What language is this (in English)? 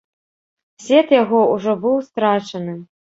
Belarusian